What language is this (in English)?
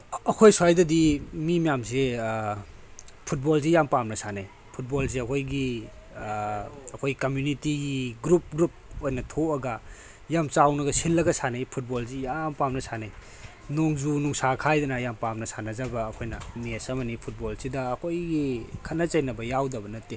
Manipuri